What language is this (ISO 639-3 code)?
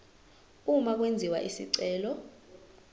zul